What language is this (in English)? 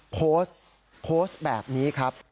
Thai